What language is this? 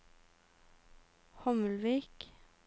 Norwegian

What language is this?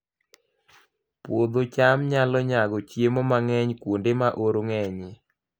Luo (Kenya and Tanzania)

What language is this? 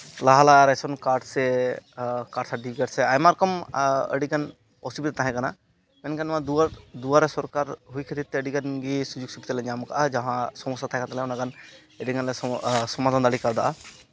Santali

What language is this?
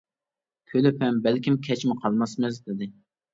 Uyghur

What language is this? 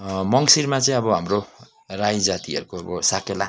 Nepali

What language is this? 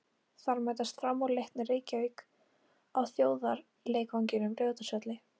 Icelandic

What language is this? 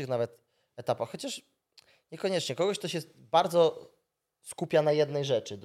Polish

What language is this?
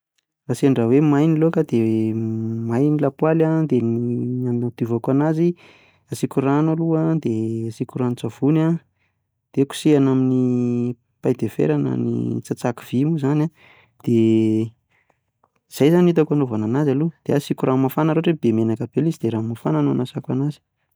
Malagasy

